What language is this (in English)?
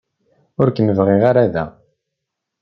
Kabyle